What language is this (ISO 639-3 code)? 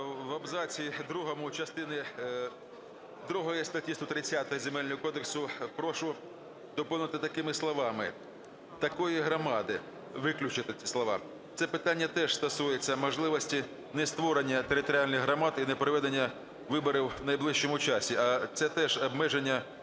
ukr